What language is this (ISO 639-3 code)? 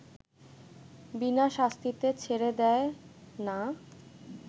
ben